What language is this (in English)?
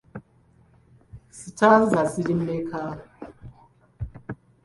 Ganda